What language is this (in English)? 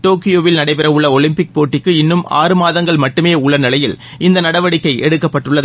Tamil